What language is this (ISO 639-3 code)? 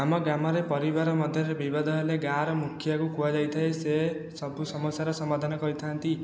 ori